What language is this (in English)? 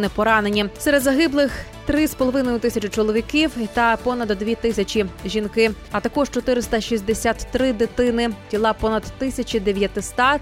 Ukrainian